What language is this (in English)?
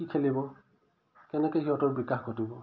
Assamese